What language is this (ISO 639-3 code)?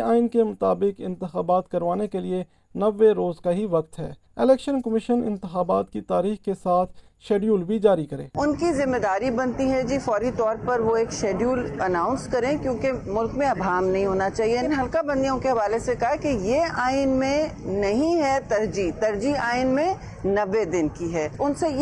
urd